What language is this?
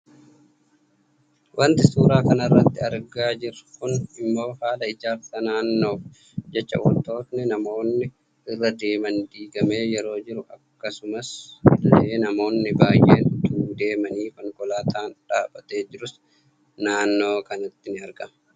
Oromo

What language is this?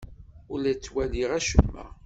Kabyle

